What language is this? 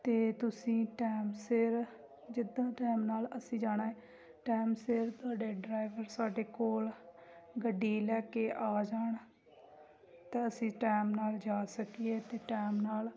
Punjabi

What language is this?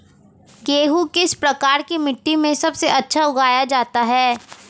Hindi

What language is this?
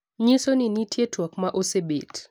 Luo (Kenya and Tanzania)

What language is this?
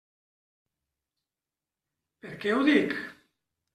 Catalan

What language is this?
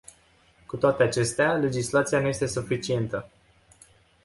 Romanian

